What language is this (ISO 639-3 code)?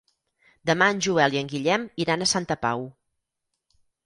cat